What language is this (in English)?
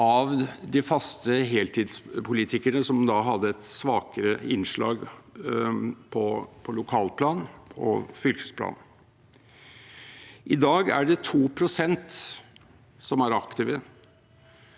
Norwegian